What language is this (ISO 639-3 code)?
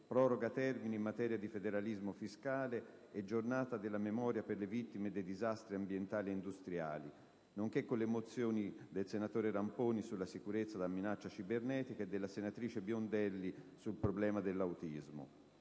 ita